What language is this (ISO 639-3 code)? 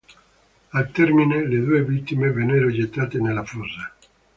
ita